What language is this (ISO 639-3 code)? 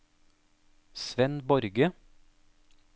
nor